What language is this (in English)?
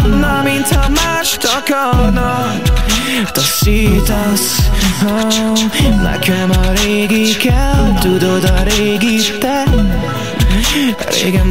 Vietnamese